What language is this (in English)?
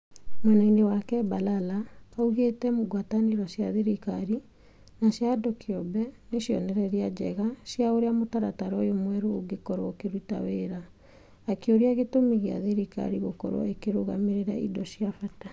Kikuyu